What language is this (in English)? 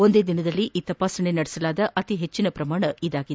Kannada